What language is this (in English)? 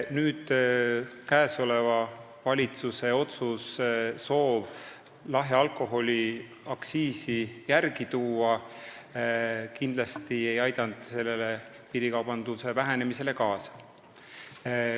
Estonian